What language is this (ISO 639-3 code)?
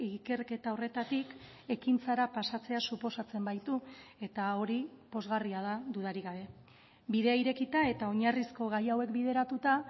eus